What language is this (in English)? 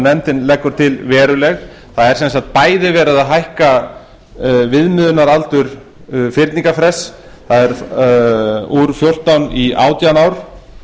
Icelandic